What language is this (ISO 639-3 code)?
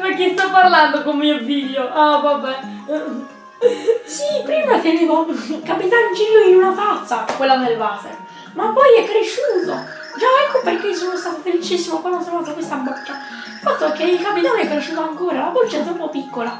ita